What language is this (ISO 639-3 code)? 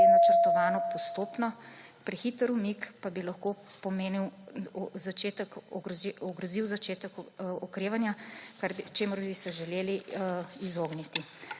slv